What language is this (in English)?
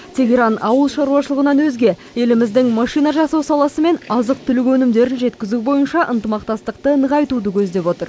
Kazakh